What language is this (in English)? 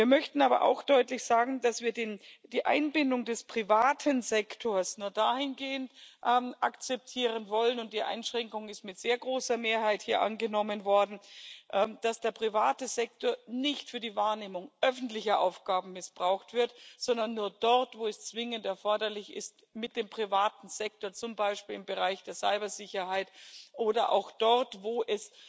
German